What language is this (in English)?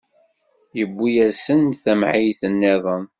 Kabyle